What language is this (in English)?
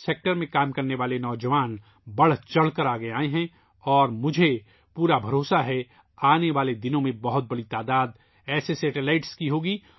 Urdu